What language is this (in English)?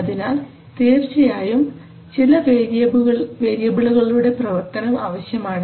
Malayalam